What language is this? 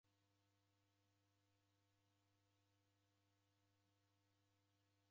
Taita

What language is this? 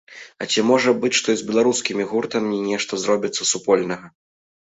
Belarusian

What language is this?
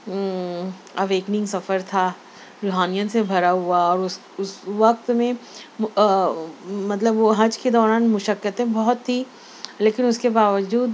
Urdu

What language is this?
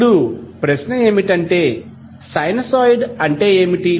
Telugu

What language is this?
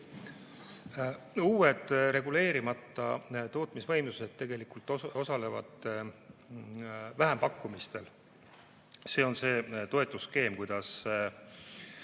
Estonian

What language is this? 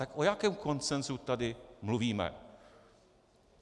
Czech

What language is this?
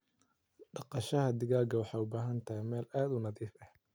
Somali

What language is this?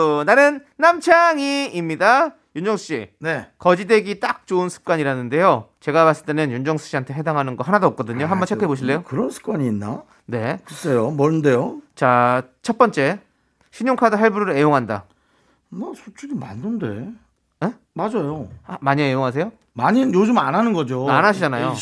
Korean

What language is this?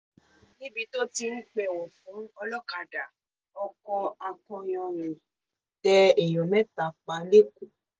Yoruba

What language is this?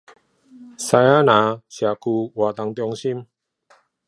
Chinese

